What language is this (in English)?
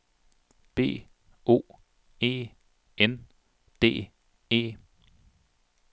Danish